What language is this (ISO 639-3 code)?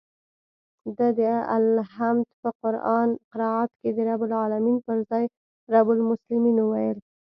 pus